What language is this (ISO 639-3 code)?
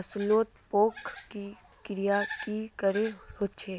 mag